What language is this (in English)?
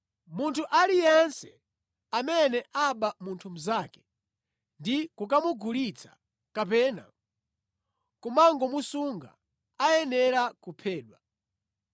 Nyanja